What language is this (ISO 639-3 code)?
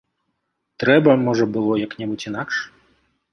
bel